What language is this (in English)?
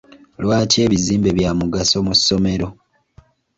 Ganda